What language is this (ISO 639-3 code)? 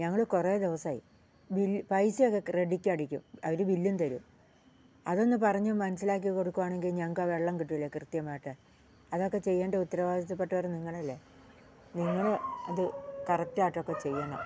mal